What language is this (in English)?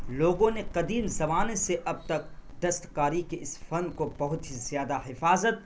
Urdu